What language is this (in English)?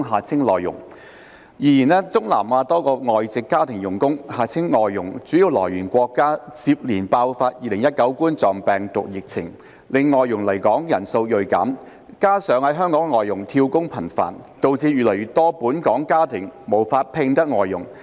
Cantonese